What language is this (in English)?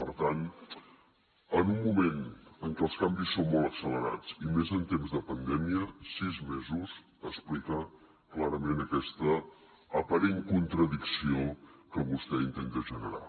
Catalan